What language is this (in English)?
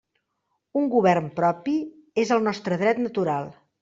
Catalan